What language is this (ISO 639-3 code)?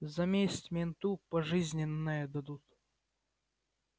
rus